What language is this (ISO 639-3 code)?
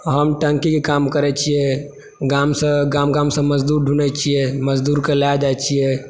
mai